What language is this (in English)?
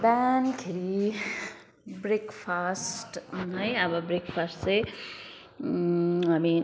Nepali